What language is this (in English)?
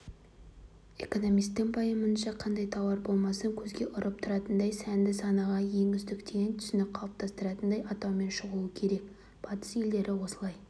Kazakh